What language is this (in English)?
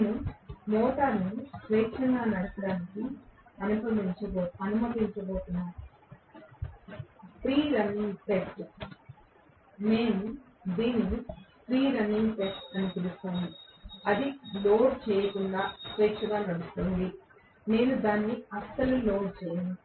Telugu